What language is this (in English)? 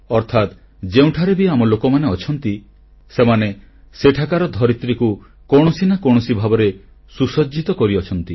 Odia